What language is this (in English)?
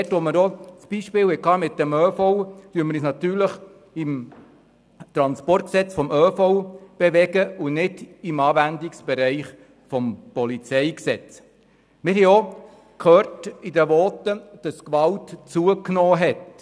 Swiss German